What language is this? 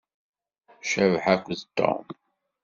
Kabyle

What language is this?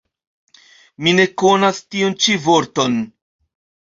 Esperanto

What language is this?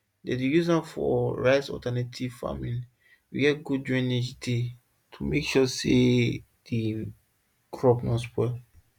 Nigerian Pidgin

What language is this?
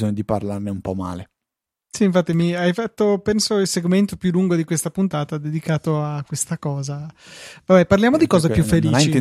Italian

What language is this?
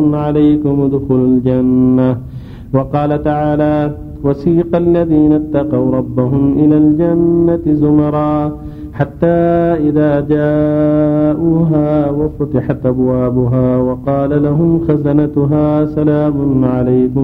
Arabic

